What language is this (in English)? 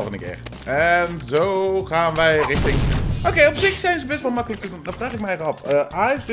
Dutch